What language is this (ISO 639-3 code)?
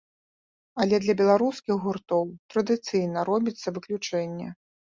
bel